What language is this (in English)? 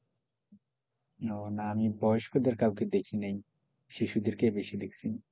Bangla